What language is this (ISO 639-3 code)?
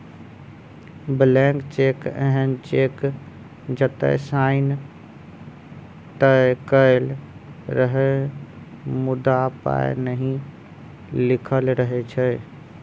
mai